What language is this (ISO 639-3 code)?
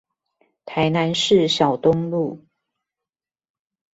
zho